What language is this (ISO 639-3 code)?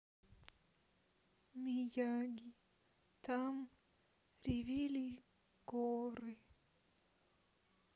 rus